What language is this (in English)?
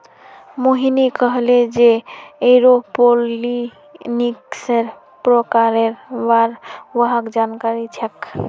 Magahi